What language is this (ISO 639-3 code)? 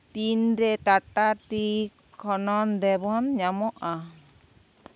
sat